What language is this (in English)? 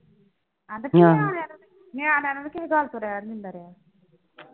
Punjabi